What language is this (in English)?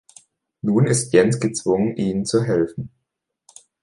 German